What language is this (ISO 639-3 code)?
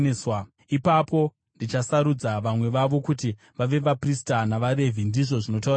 sna